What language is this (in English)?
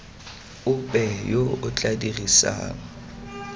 Tswana